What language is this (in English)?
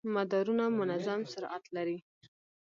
Pashto